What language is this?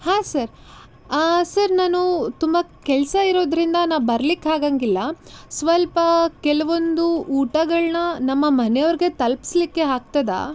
Kannada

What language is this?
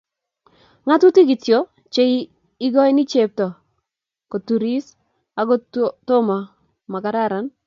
Kalenjin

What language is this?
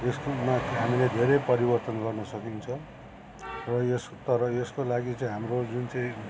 Nepali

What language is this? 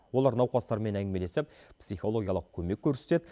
Kazakh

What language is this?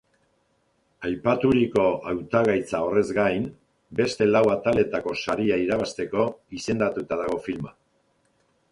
Basque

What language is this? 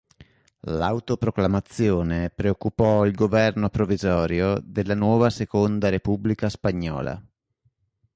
Italian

